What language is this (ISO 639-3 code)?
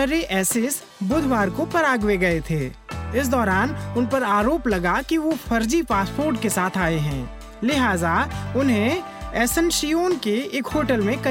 hin